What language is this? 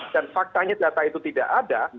Indonesian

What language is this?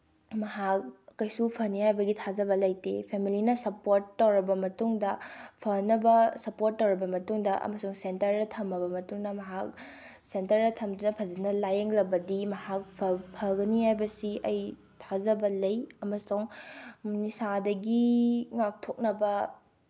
Manipuri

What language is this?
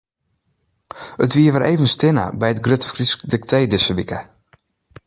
Western Frisian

